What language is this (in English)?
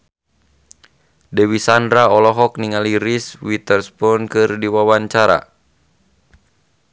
Sundanese